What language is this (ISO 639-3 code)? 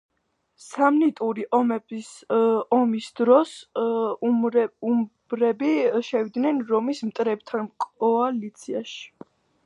kat